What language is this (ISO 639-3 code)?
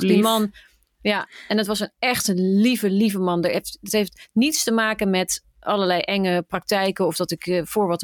nld